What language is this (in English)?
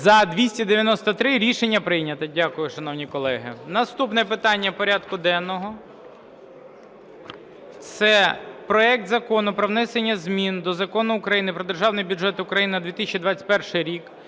Ukrainian